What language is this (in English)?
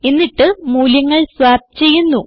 Malayalam